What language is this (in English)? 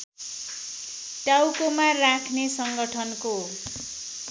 Nepali